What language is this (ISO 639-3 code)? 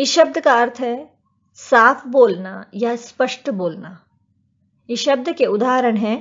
hin